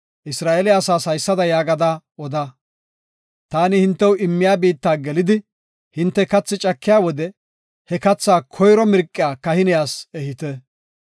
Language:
Gofa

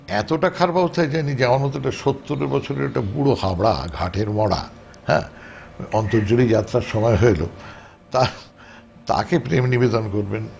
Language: Bangla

